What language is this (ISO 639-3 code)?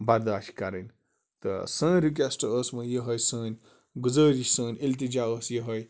kas